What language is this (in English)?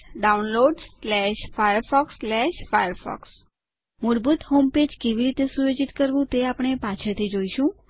Gujarati